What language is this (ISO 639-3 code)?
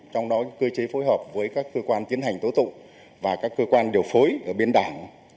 vie